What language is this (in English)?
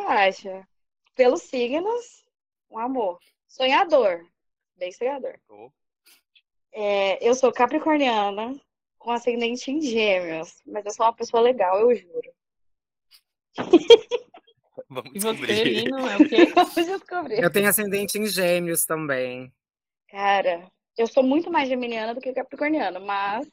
Portuguese